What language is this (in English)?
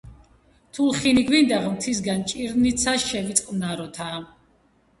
Georgian